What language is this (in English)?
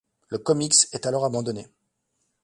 French